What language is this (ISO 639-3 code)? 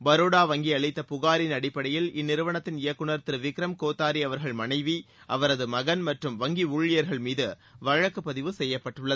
tam